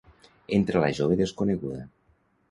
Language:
Catalan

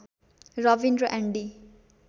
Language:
Nepali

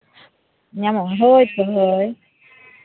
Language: Santali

